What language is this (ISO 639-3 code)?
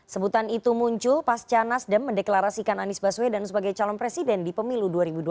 ind